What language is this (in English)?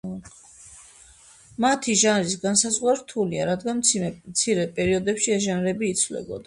Georgian